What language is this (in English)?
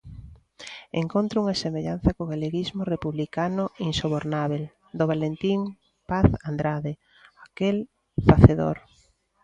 Galician